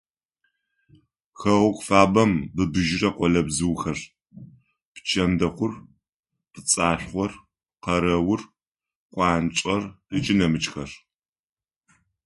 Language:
Adyghe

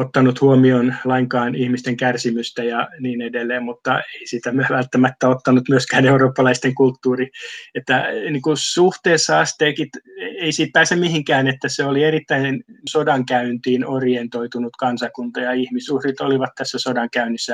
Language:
Finnish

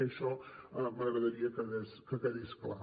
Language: Catalan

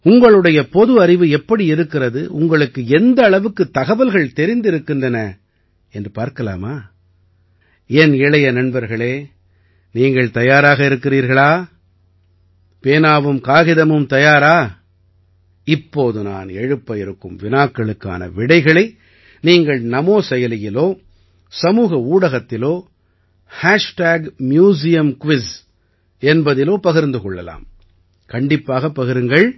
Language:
Tamil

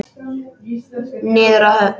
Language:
Icelandic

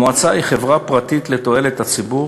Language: Hebrew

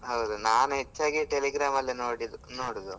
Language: Kannada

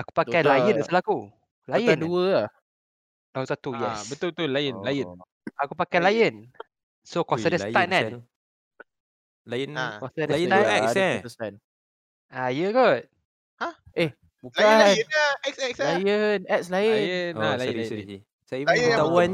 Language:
Malay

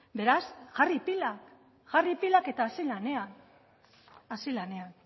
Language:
Basque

